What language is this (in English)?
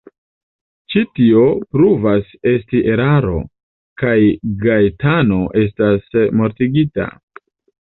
Esperanto